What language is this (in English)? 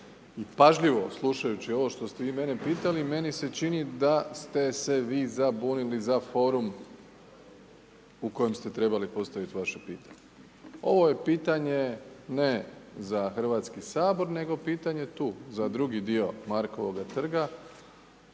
Croatian